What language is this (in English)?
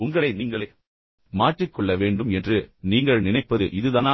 Tamil